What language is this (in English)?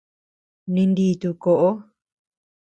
Tepeuxila Cuicatec